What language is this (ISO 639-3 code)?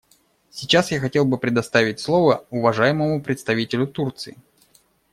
rus